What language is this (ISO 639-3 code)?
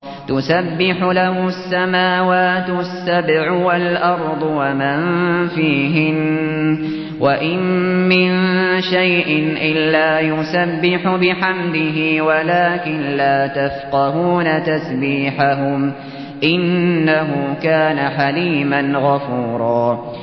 ara